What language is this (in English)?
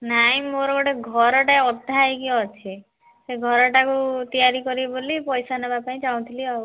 Odia